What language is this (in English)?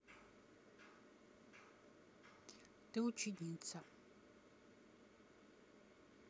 Russian